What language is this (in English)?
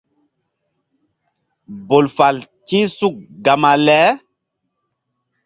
Mbum